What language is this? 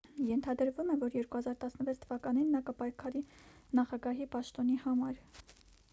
Armenian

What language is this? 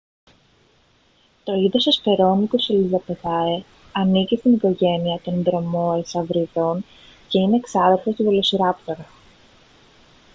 Greek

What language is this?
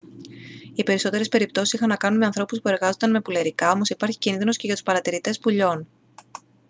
Greek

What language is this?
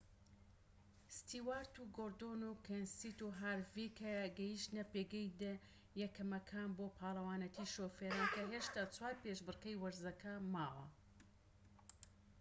Central Kurdish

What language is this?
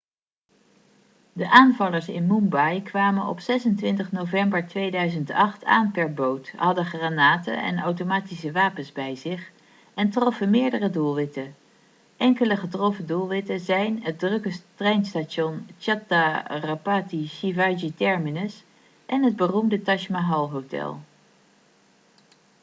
Dutch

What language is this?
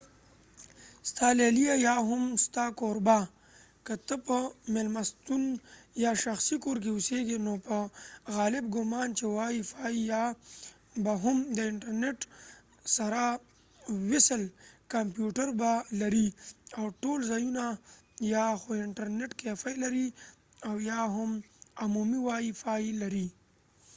Pashto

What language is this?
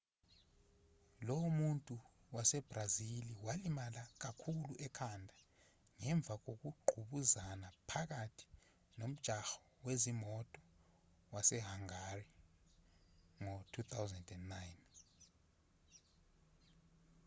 Zulu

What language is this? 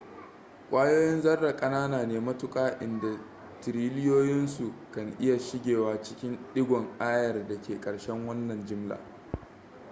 Hausa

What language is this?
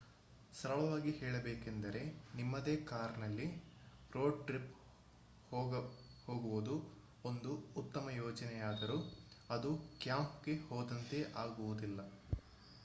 Kannada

